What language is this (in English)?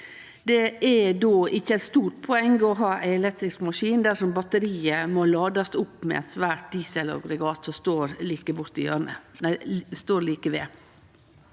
Norwegian